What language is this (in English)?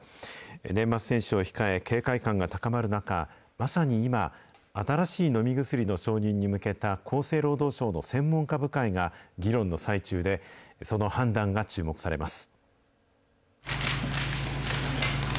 Japanese